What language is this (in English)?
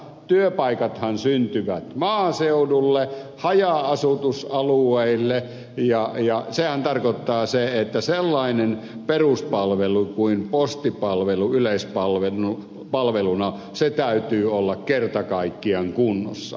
Finnish